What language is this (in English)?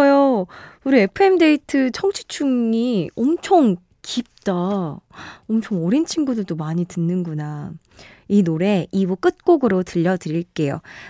Korean